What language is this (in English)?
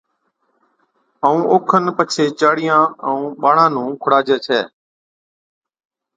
Od